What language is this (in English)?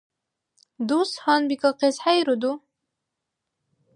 Dargwa